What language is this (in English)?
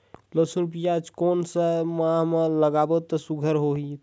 Chhattisgarhi